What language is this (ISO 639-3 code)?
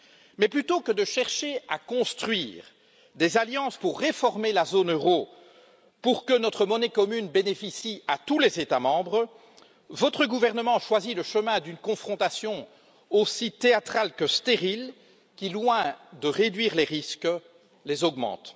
fra